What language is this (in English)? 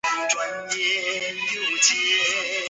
Chinese